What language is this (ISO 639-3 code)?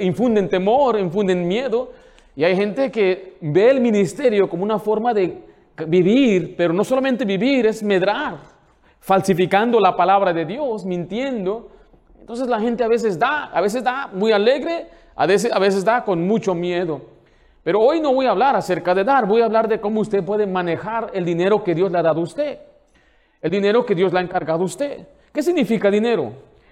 spa